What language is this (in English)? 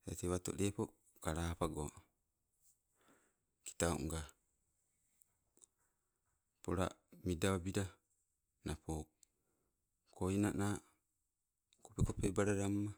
Sibe